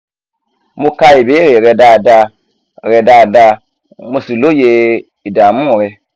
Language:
Yoruba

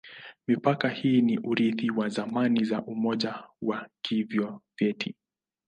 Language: Swahili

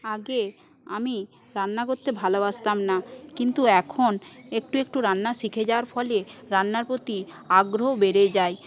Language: Bangla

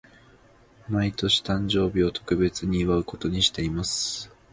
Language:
Japanese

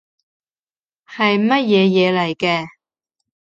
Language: Cantonese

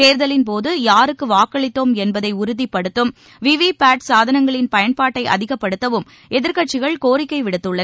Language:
Tamil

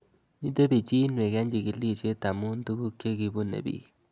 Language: Kalenjin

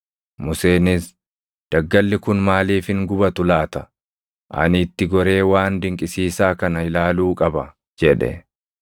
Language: Oromo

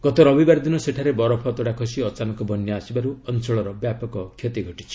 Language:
Odia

